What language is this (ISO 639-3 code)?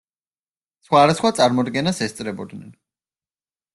kat